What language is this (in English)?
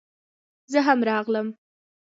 Pashto